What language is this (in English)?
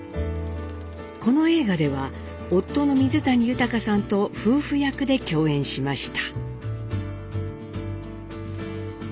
Japanese